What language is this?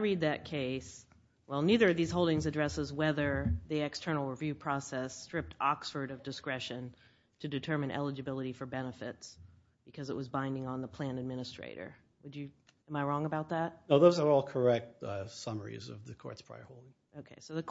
English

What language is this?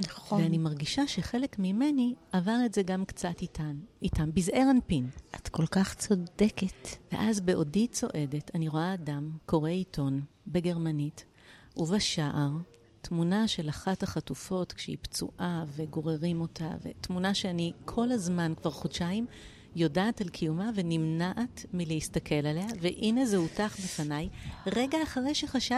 Hebrew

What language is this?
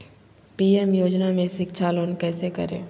Magahi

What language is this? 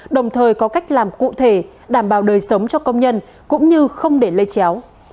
Vietnamese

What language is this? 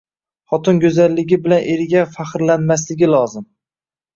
Uzbek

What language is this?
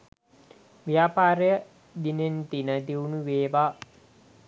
Sinhala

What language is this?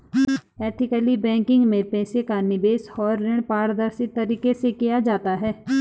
Hindi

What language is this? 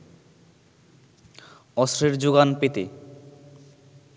Bangla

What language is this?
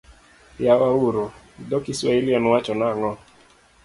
Luo (Kenya and Tanzania)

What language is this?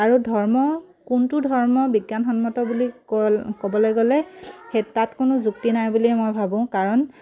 Assamese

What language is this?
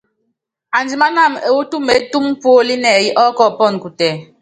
Yangben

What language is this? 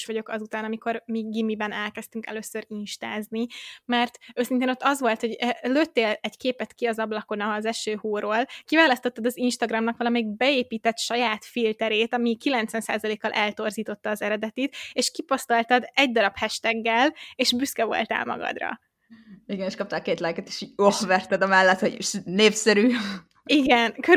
Hungarian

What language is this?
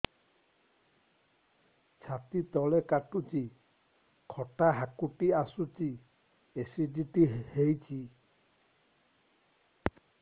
Odia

